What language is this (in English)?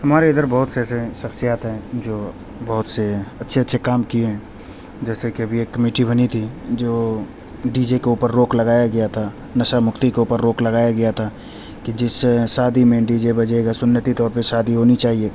Urdu